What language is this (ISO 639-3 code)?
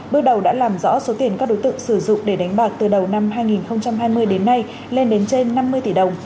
vie